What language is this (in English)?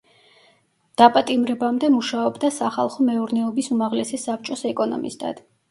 Georgian